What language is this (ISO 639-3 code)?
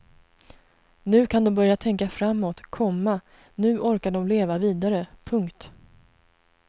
swe